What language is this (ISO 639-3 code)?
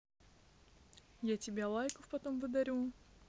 rus